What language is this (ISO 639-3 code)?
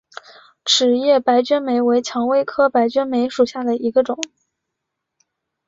zho